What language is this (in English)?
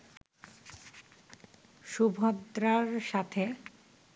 Bangla